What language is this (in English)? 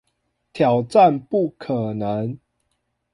Chinese